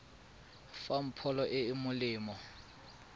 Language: Tswana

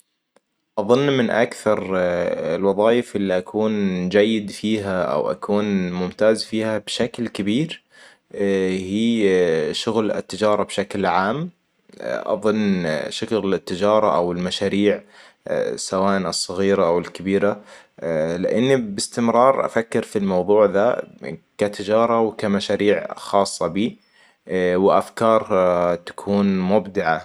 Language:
Hijazi Arabic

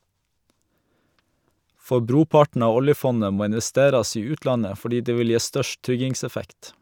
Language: Norwegian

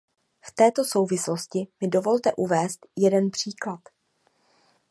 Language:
Czech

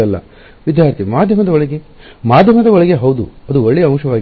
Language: Kannada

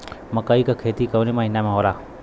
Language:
Bhojpuri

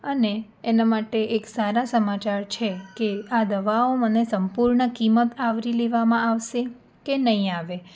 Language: Gujarati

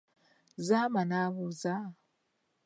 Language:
Ganda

